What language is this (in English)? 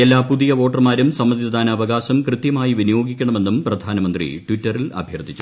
Malayalam